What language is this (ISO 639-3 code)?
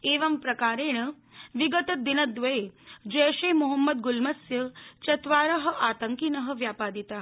san